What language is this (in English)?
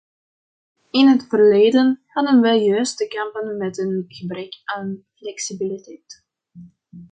Dutch